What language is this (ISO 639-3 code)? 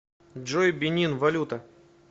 rus